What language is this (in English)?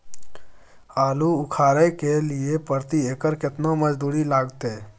Maithili